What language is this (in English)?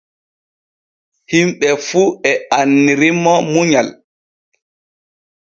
Borgu Fulfulde